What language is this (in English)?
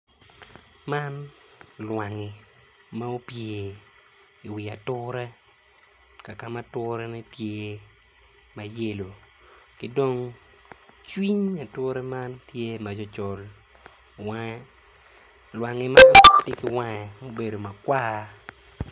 Acoli